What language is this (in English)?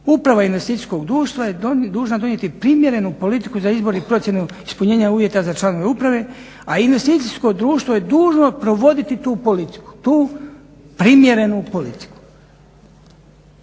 Croatian